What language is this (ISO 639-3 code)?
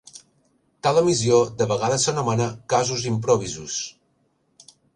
cat